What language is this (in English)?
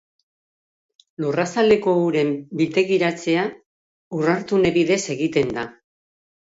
Basque